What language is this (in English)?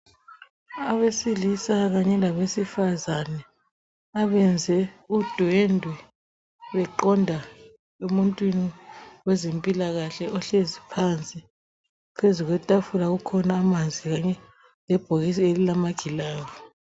North Ndebele